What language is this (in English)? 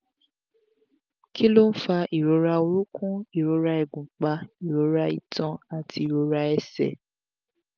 Yoruba